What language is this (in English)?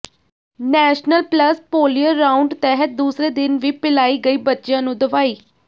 Punjabi